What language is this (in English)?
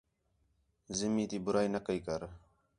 Khetrani